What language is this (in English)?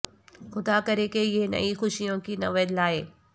Urdu